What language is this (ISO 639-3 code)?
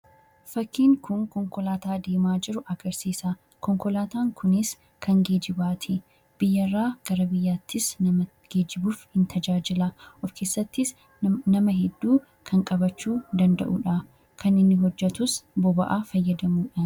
orm